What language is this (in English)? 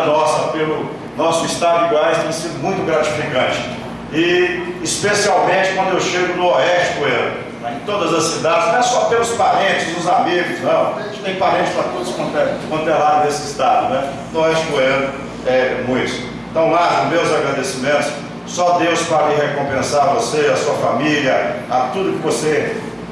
Portuguese